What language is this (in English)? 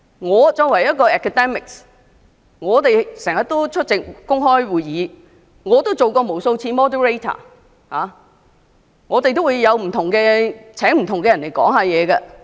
Cantonese